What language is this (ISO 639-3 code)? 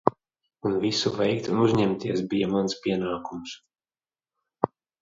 lav